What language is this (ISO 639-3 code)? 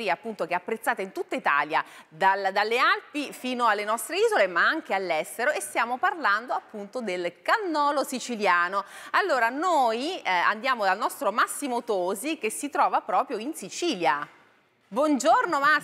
ita